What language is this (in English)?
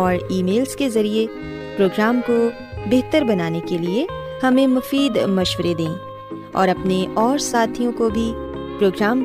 Urdu